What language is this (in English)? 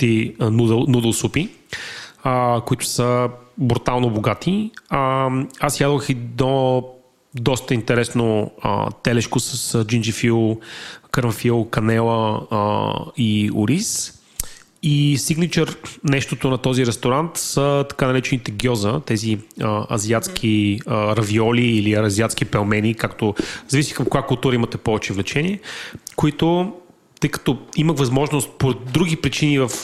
Bulgarian